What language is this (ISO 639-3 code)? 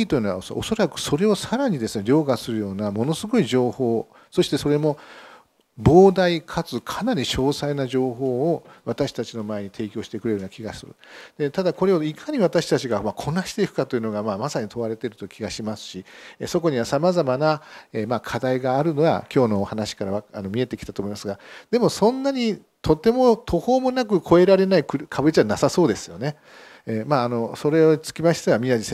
jpn